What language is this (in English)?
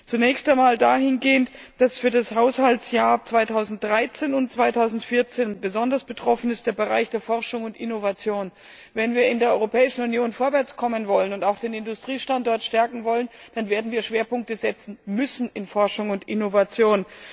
German